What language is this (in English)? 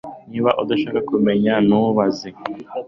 Kinyarwanda